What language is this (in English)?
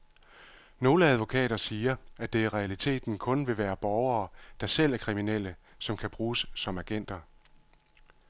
Danish